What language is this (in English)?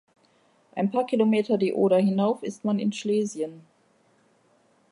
German